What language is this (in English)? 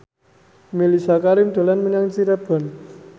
Javanese